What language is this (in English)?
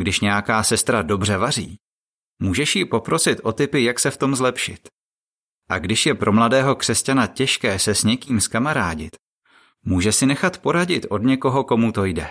Czech